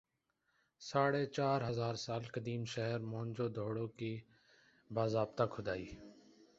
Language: Urdu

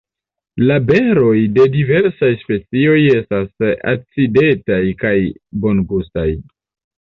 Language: Esperanto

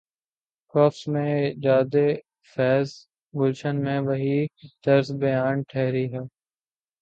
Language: Urdu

